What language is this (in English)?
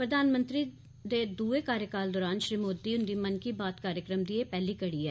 Dogri